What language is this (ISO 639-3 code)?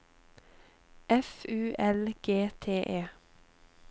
nor